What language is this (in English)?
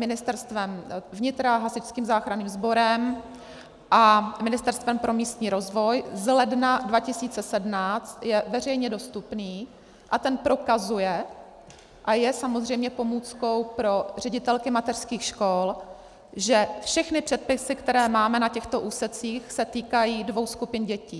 Czech